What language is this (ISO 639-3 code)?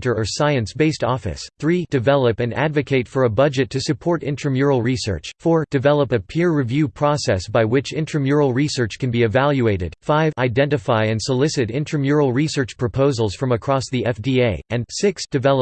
eng